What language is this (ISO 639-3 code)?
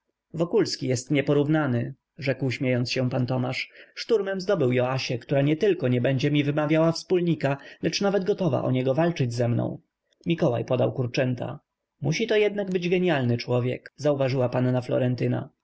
pol